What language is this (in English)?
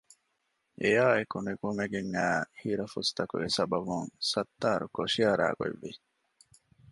Divehi